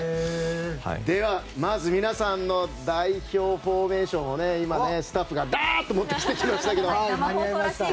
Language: Japanese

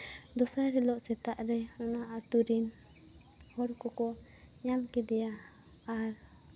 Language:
Santali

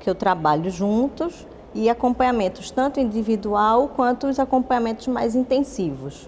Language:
Portuguese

